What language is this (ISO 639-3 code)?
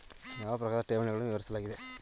kan